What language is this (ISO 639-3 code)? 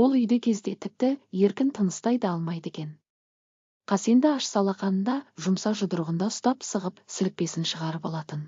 tur